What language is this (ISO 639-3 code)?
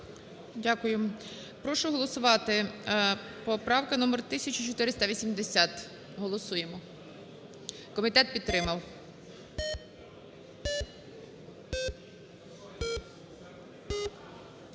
ukr